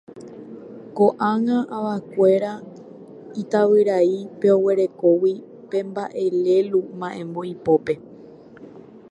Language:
Guarani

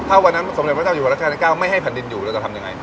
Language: Thai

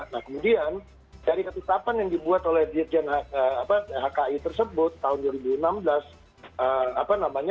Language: Indonesian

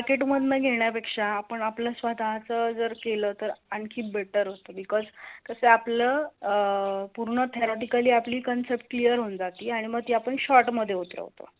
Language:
Marathi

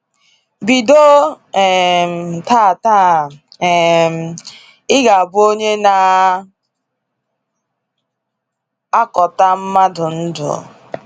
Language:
Igbo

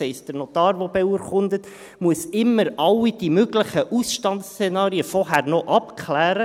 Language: Swiss German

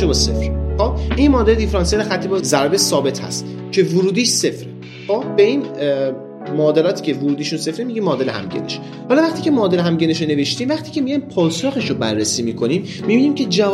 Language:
Persian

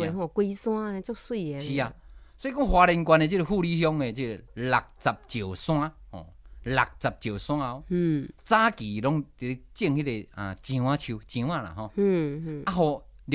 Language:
Chinese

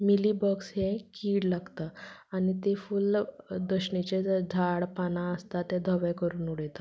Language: Konkani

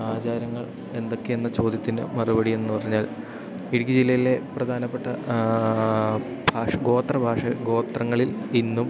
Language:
Malayalam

